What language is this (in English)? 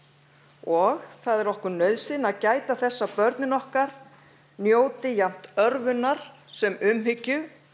Icelandic